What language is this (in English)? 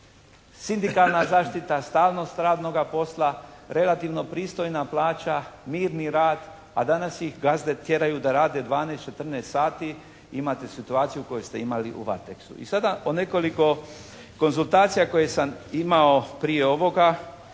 Croatian